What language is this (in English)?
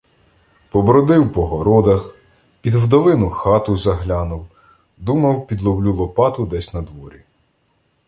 Ukrainian